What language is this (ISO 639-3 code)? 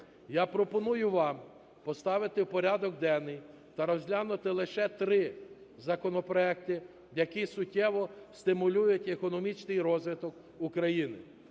ukr